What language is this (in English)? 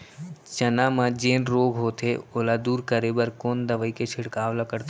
Chhattisgarhi